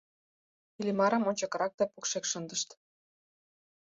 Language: Mari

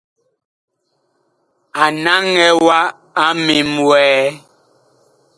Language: Bakoko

